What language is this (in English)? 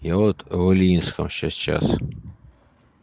Russian